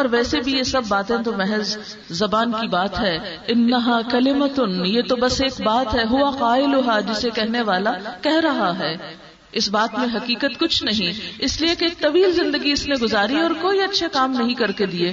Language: Urdu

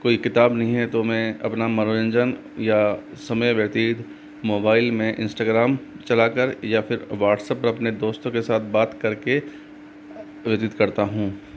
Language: Hindi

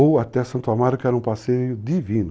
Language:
Portuguese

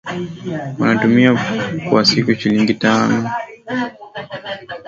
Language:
Swahili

